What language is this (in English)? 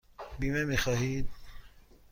Persian